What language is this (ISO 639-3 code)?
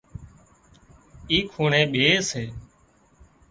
kxp